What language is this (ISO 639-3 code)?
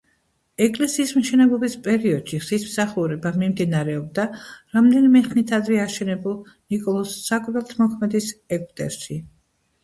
kat